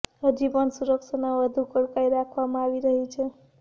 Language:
Gujarati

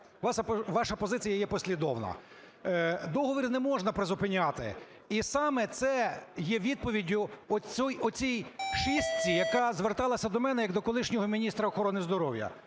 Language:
Ukrainian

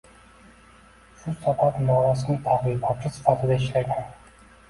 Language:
Uzbek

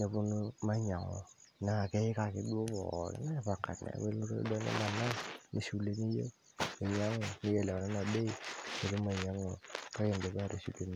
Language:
Masai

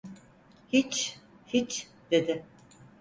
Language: Turkish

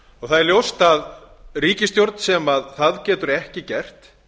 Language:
Icelandic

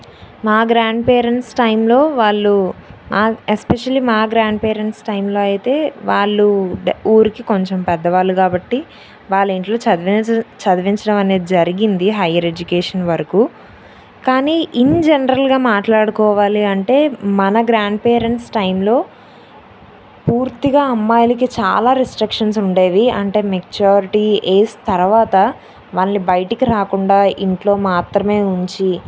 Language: Telugu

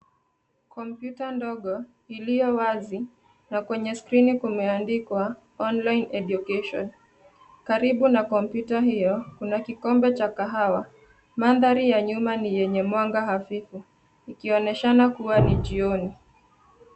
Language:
Swahili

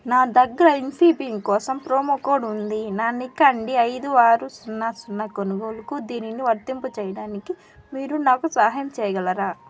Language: Telugu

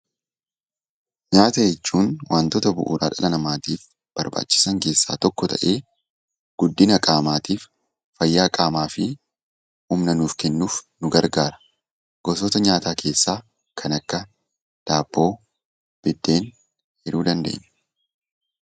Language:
Oromo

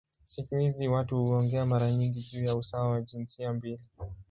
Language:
Swahili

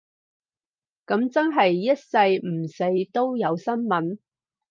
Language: Cantonese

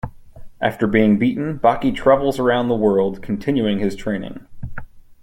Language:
English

